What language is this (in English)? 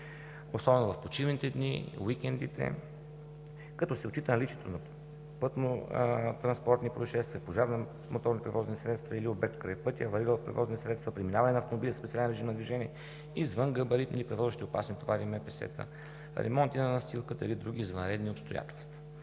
Bulgarian